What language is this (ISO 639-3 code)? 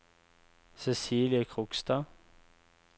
nor